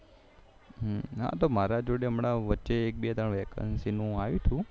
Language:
Gujarati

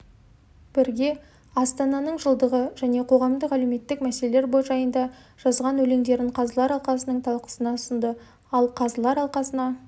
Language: Kazakh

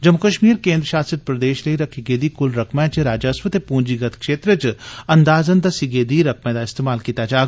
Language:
Dogri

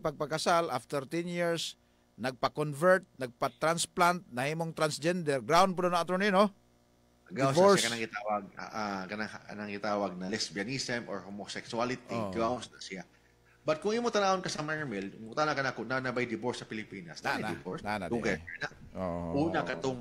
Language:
Filipino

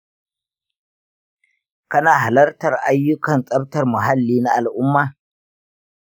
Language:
Hausa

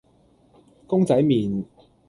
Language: Cantonese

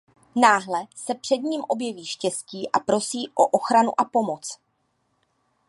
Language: Czech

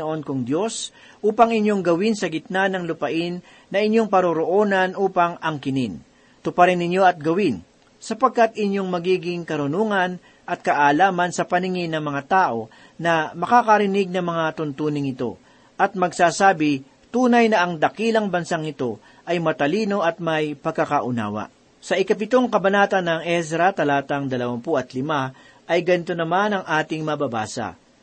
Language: Filipino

